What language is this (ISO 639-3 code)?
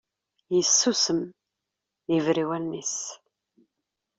kab